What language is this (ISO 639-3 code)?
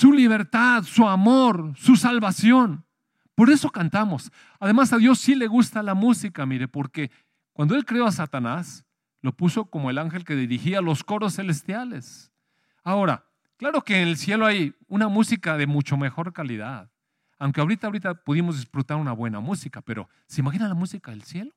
spa